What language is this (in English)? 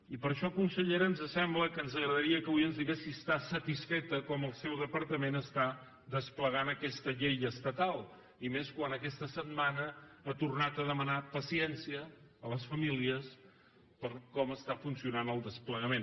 Catalan